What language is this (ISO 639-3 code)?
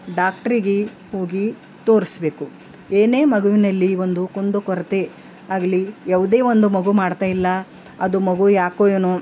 kan